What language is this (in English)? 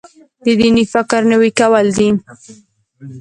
Pashto